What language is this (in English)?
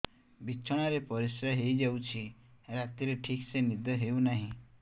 Odia